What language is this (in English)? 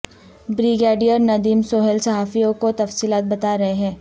Urdu